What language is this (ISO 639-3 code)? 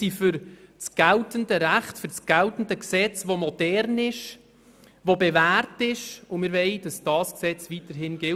gsw